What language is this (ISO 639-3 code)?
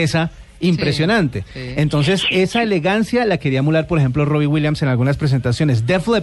spa